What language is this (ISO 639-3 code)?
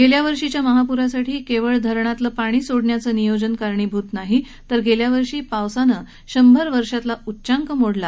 mar